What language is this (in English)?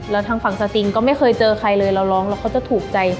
Thai